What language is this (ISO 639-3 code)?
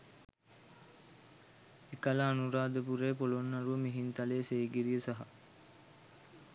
sin